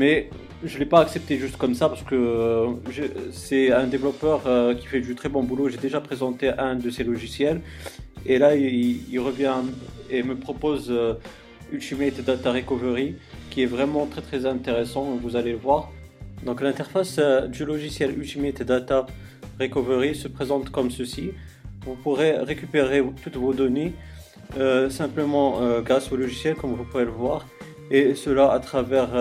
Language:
French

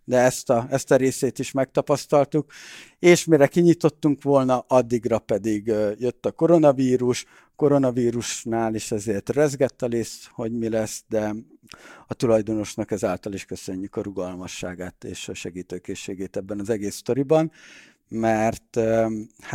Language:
Hungarian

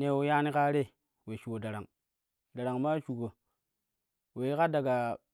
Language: Kushi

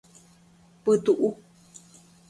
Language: Guarani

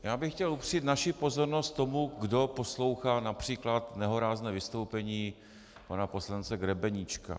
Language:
Czech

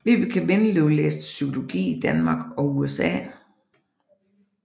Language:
Danish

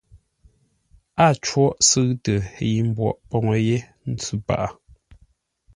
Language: Ngombale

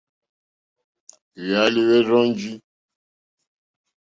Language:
Mokpwe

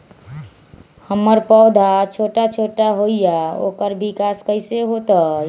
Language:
Magahi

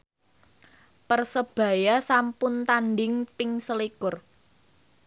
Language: Javanese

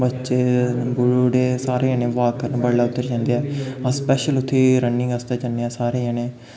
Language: Dogri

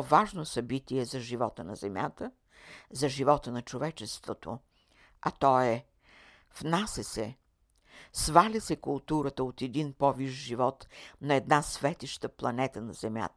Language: Bulgarian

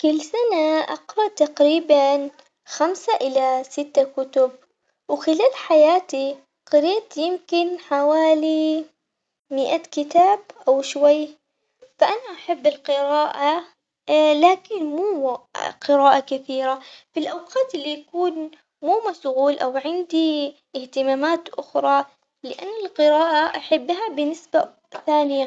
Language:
Omani Arabic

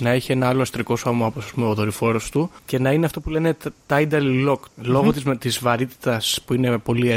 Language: Greek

